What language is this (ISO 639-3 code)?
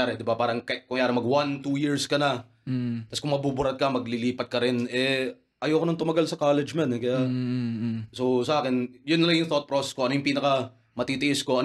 fil